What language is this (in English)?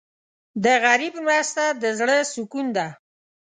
Pashto